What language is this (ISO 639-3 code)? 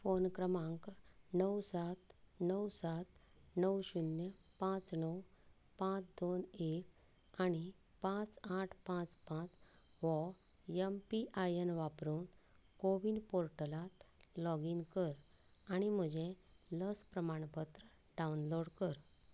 kok